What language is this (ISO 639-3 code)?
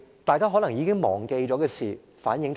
yue